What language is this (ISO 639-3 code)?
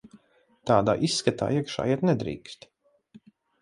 lav